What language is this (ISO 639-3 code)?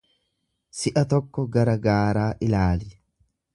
orm